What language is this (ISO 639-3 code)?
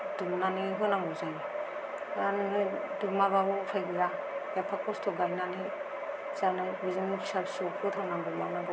brx